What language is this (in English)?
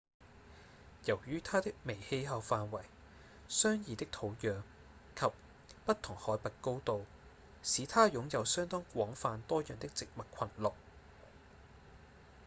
Cantonese